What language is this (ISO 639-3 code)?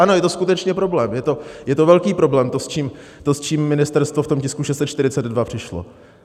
ces